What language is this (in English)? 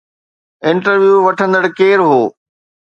Sindhi